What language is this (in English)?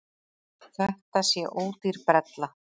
Icelandic